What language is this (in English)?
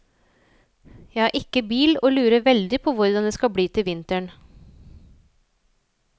Norwegian